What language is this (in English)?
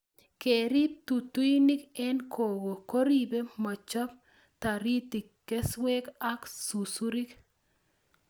Kalenjin